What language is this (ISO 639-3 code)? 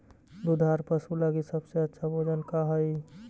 mag